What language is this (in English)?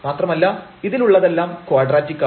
Malayalam